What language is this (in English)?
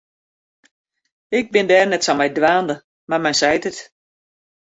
Western Frisian